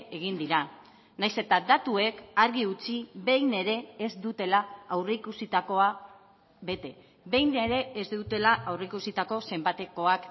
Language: Basque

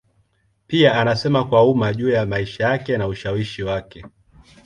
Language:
Swahili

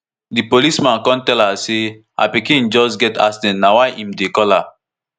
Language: Nigerian Pidgin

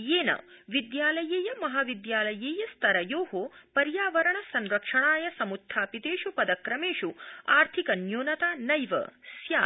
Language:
Sanskrit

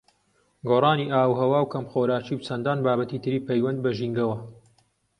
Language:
Central Kurdish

